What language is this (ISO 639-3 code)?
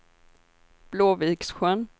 swe